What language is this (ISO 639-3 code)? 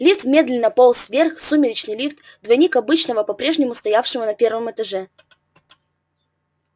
rus